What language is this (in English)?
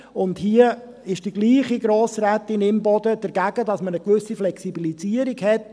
Swiss German